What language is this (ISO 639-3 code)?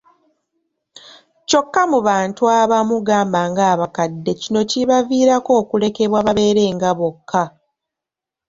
lug